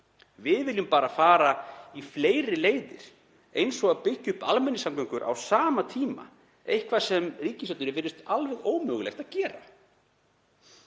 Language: Icelandic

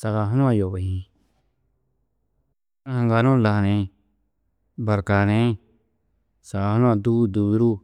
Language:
Tedaga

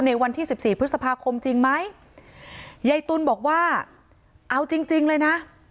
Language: Thai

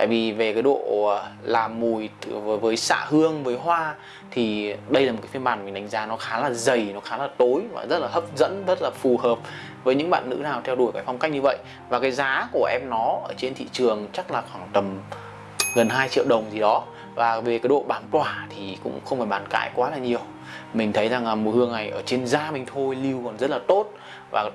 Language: Vietnamese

